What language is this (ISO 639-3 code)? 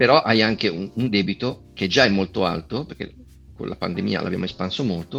ita